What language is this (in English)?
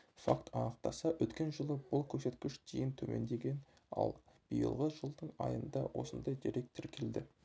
Kazakh